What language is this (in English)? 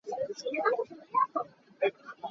Hakha Chin